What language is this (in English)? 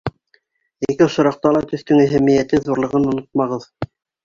Bashkir